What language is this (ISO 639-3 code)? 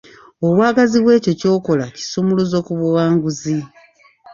lug